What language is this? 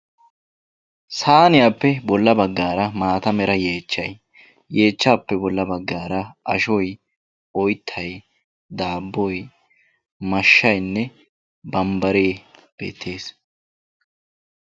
Wolaytta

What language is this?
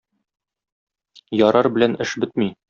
Tatar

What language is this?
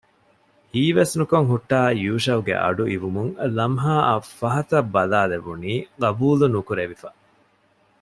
Divehi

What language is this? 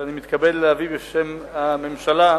Hebrew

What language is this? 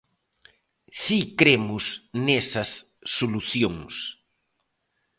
Galician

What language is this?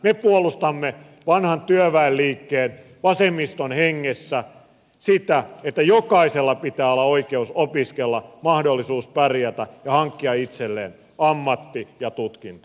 Finnish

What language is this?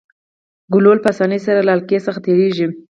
Pashto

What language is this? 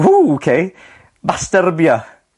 Welsh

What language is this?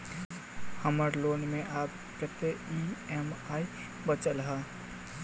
Maithili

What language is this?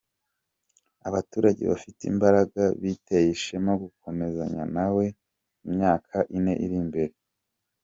Kinyarwanda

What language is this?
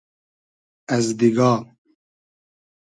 Hazaragi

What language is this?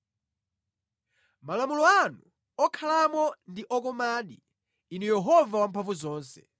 Nyanja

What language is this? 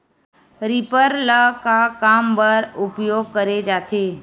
Chhattisgarhi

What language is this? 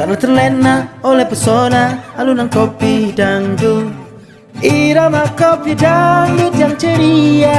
Indonesian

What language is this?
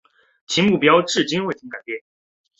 Chinese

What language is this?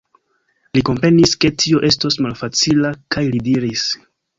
Esperanto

